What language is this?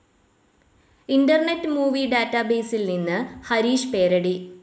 Malayalam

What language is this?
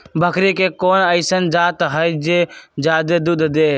Magahi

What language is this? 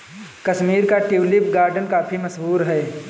Hindi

